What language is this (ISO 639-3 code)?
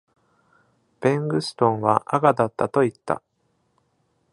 jpn